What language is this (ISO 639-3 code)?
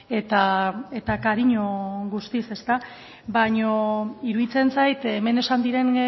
eus